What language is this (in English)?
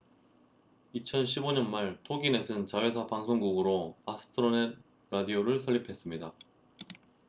Korean